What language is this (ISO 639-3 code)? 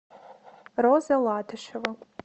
rus